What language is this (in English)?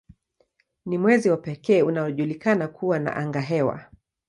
Swahili